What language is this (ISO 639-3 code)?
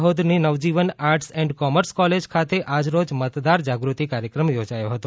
guj